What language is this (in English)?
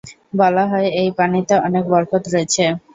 Bangla